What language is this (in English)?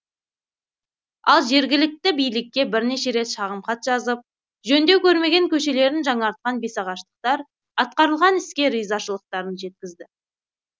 Kazakh